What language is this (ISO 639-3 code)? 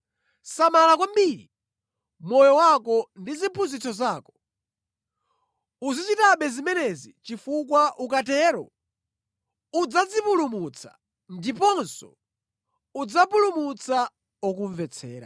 nya